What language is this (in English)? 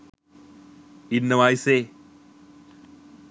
Sinhala